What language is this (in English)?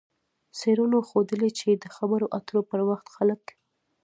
Pashto